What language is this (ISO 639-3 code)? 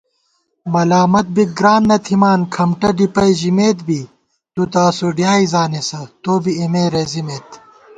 gwt